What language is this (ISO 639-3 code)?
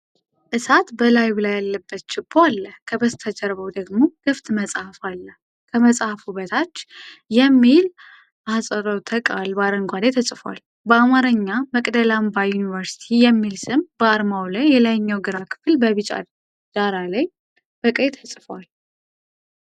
amh